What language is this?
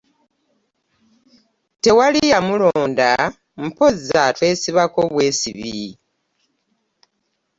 Ganda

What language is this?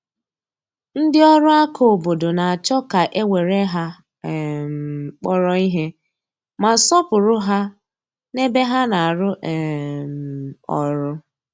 Igbo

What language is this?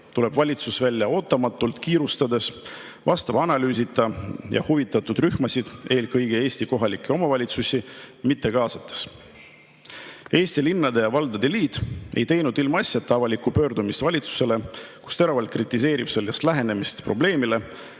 Estonian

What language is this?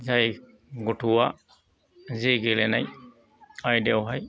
Bodo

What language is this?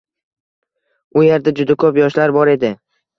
Uzbek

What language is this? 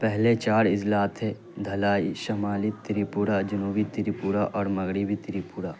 Urdu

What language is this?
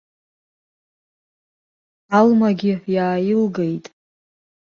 Abkhazian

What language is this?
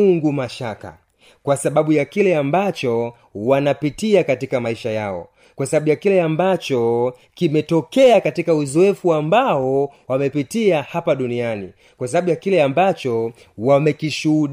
Swahili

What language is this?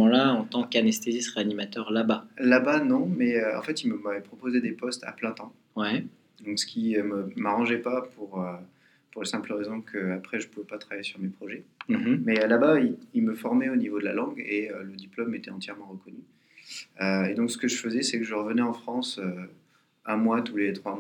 French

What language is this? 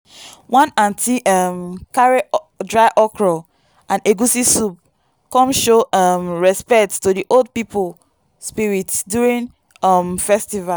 Nigerian Pidgin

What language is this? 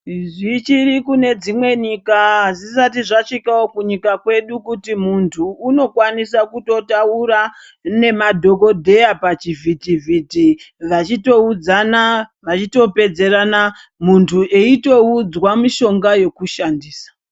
Ndau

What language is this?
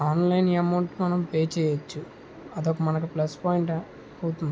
Telugu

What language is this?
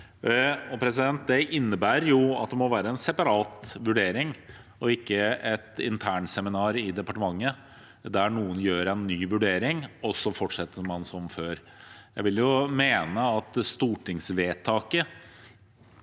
Norwegian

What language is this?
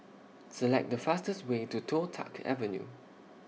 English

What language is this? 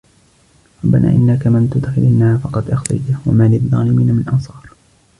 Arabic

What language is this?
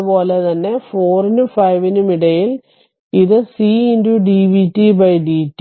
Malayalam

